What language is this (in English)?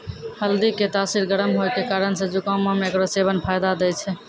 Maithili